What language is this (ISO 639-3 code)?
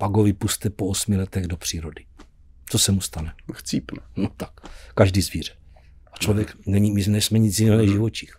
ces